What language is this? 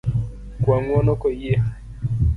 Luo (Kenya and Tanzania)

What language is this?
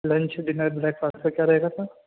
Urdu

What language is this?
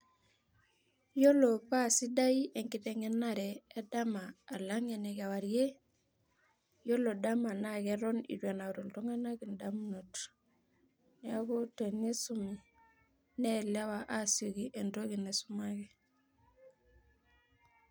Masai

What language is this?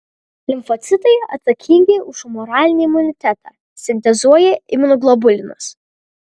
Lithuanian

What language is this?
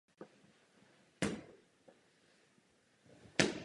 Czech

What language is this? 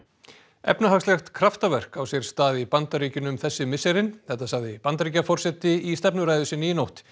Icelandic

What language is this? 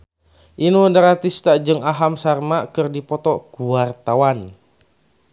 Sundanese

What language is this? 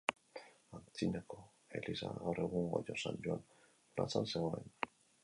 Basque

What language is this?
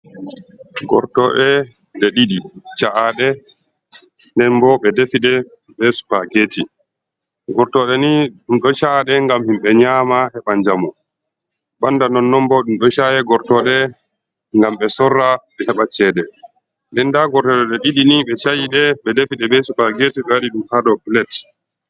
Fula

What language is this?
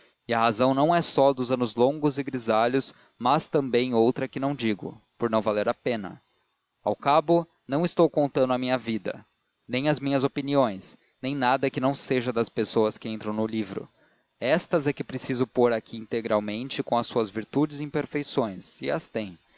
Portuguese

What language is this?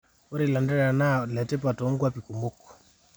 Masai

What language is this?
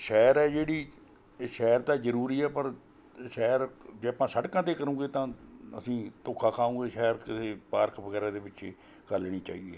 Punjabi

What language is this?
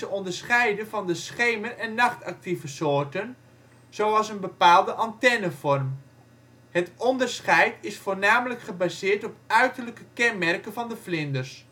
Dutch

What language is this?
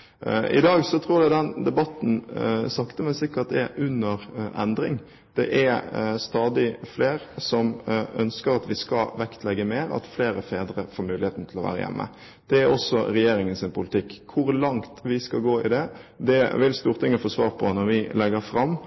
Norwegian Bokmål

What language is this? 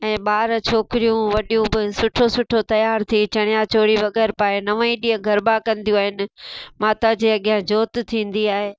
Sindhi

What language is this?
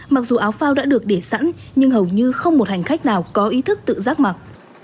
Vietnamese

